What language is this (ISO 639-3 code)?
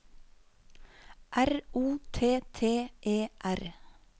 nor